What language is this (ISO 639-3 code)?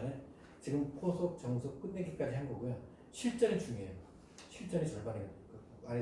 kor